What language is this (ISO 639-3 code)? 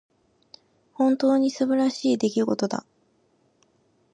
jpn